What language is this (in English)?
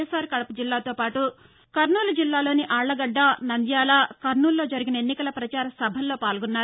Telugu